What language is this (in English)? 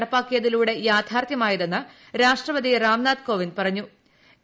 Malayalam